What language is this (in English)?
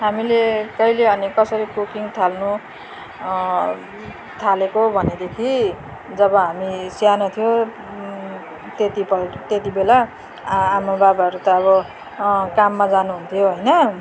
Nepali